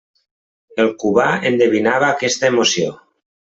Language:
Catalan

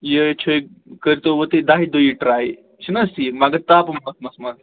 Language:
Kashmiri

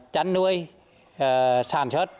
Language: Vietnamese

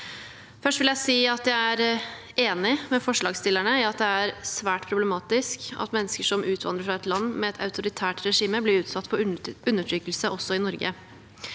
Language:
Norwegian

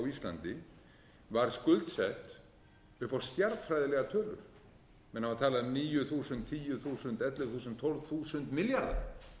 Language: Icelandic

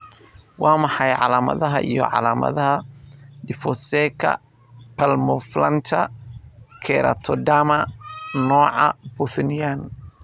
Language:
Somali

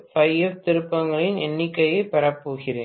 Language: Tamil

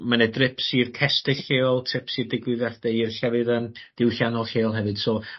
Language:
Welsh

